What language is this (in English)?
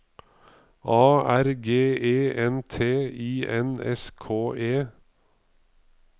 Norwegian